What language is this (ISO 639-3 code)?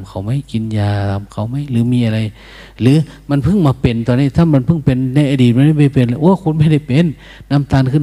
tha